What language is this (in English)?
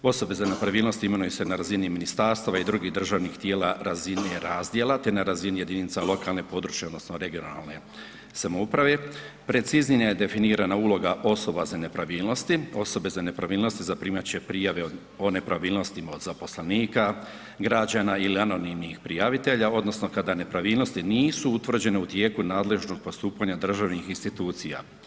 Croatian